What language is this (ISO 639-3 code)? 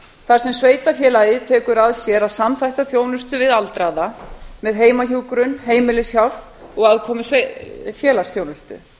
isl